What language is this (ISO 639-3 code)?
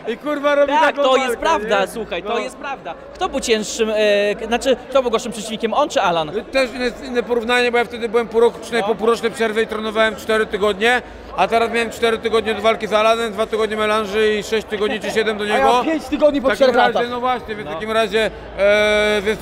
pol